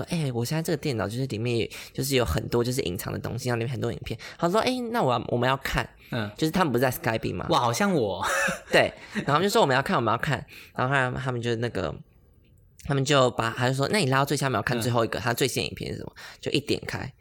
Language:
Chinese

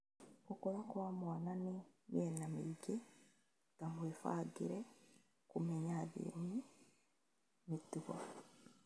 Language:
Kikuyu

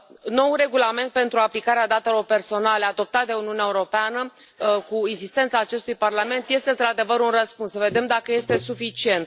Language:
Romanian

